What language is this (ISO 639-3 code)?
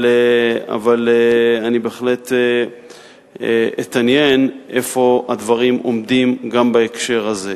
heb